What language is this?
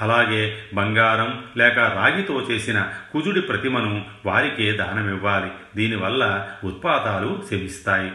Telugu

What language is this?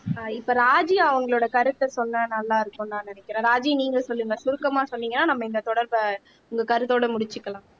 Tamil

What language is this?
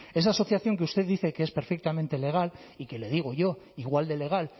Spanish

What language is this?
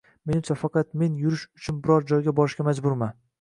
Uzbek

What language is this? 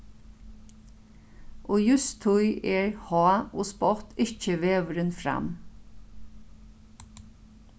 Faroese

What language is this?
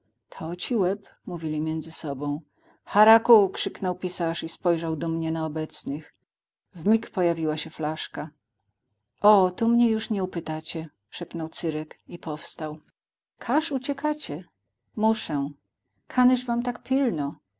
Polish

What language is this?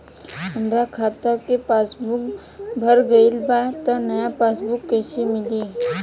Bhojpuri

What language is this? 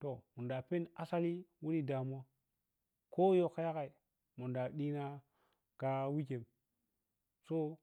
Piya-Kwonci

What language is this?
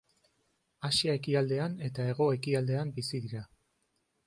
Basque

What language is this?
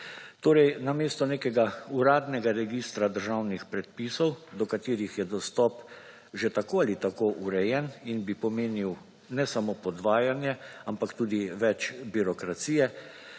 Slovenian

